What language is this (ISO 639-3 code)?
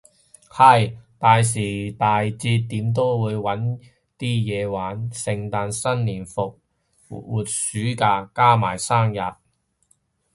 yue